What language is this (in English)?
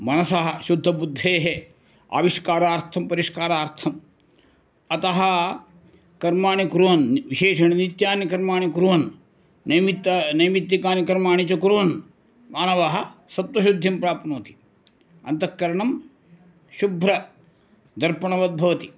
Sanskrit